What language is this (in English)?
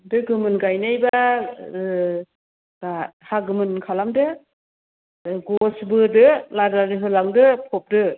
Bodo